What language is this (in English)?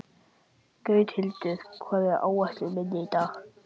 Icelandic